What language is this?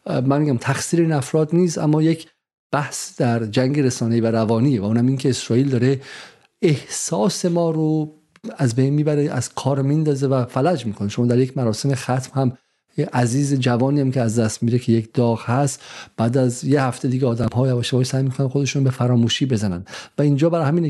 Persian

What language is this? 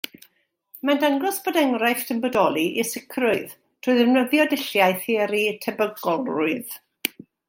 Welsh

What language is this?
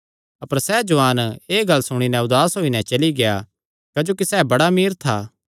Kangri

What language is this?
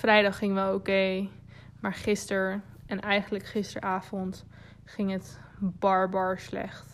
Dutch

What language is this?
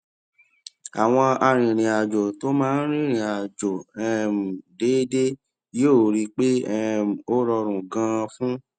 Yoruba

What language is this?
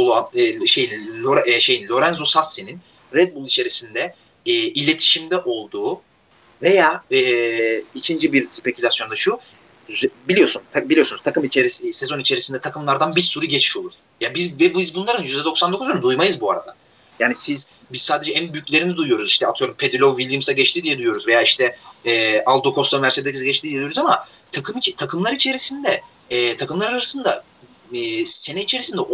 Turkish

